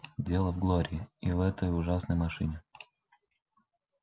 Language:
Russian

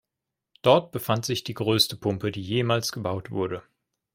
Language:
German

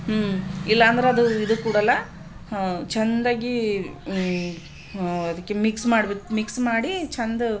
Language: Kannada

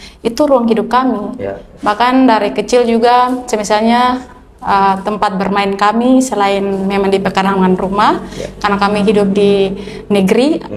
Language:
Indonesian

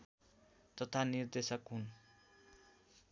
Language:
Nepali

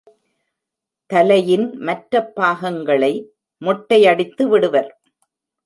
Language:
Tamil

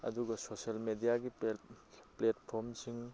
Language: Manipuri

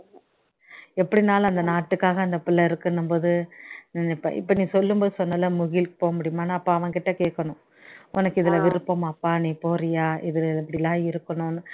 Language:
Tamil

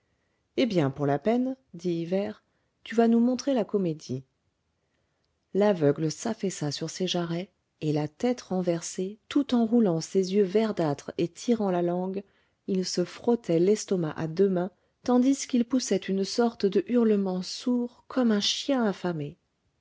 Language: French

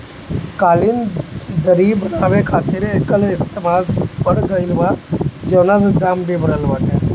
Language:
Bhojpuri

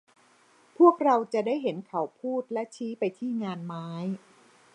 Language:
Thai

